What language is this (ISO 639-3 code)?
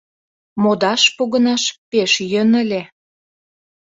chm